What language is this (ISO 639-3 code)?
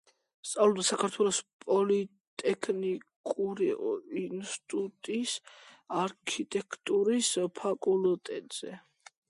kat